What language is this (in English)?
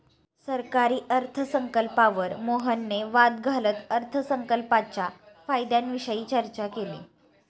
Marathi